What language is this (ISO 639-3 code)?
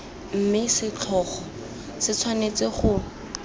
tsn